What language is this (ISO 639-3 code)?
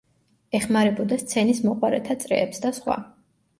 kat